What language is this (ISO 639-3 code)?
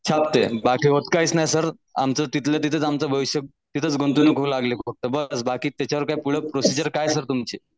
mar